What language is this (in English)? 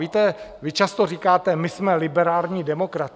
Czech